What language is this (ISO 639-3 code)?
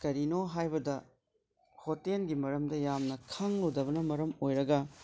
mni